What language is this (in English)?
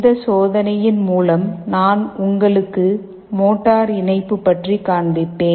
Tamil